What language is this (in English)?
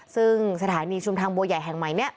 Thai